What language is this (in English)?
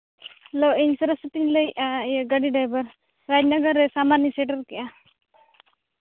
Santali